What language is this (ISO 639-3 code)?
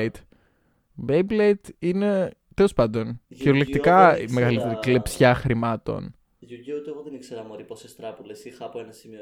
ell